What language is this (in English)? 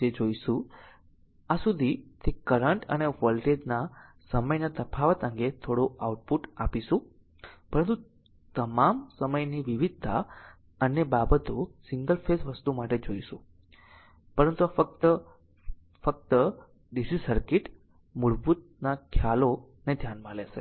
Gujarati